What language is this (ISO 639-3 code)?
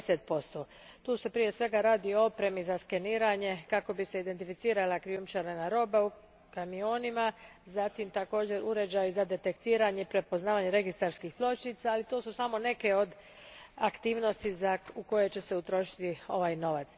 hrv